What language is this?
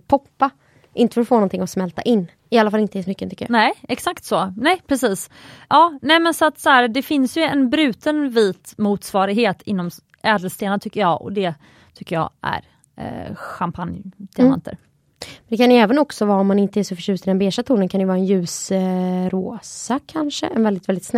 Swedish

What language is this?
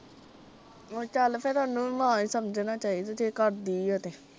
Punjabi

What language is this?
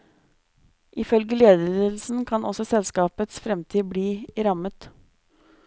Norwegian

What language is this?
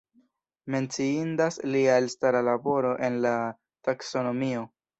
Esperanto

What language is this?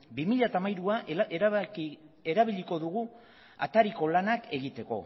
Basque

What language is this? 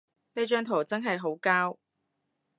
Cantonese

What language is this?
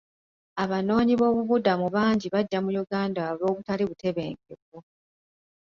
Ganda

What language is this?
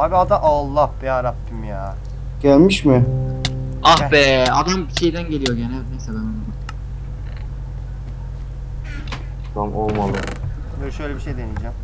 Turkish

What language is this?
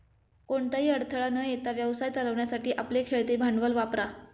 Marathi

